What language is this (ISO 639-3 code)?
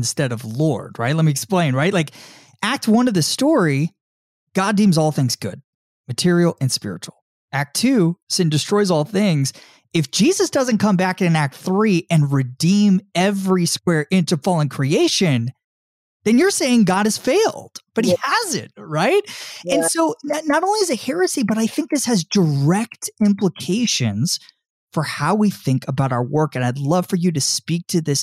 eng